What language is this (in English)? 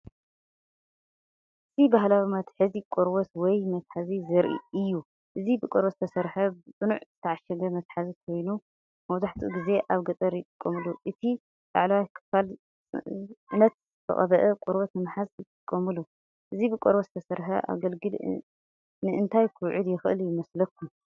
Tigrinya